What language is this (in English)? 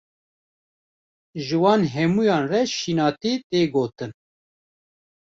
Kurdish